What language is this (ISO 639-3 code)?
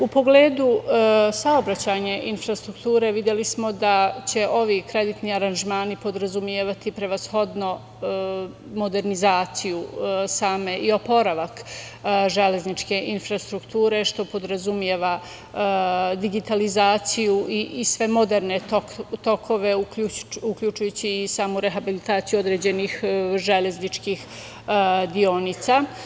srp